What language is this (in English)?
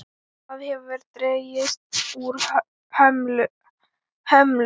Icelandic